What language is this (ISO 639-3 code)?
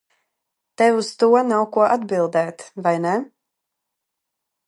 lav